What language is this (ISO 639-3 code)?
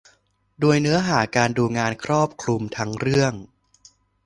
tha